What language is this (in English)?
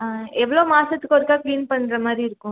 Tamil